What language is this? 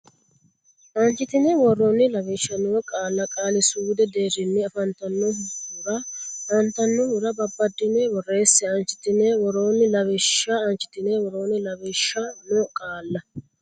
Sidamo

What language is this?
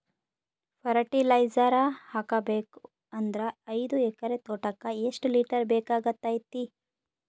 Kannada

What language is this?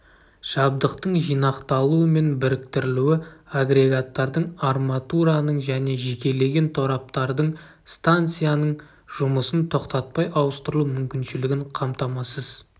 Kazakh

